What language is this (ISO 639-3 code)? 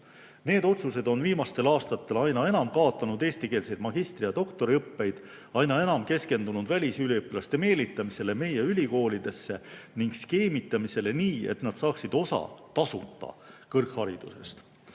est